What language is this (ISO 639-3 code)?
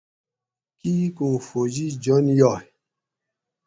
gwc